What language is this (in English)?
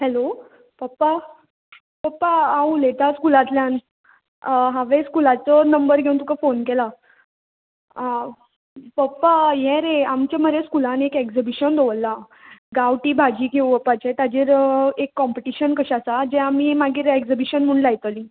Konkani